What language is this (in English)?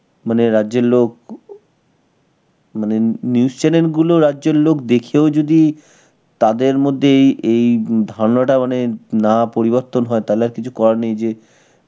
Bangla